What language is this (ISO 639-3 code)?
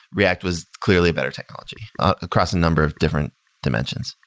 eng